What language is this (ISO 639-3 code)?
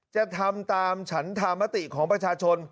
tha